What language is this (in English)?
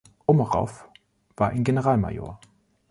German